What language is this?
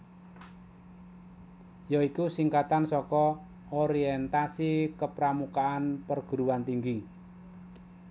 Javanese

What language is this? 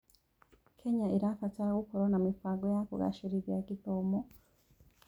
Kikuyu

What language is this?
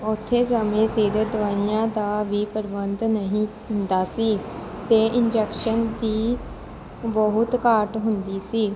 Punjabi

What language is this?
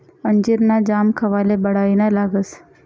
Marathi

